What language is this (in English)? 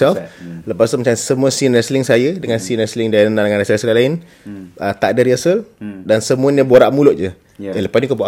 Malay